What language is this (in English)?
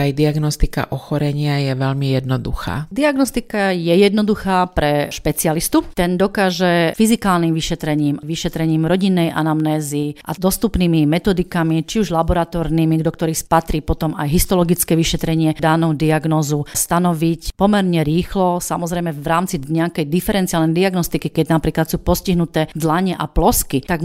Slovak